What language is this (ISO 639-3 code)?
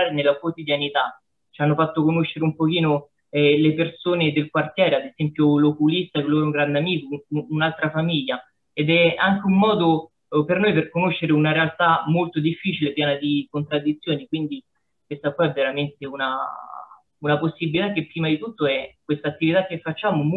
ita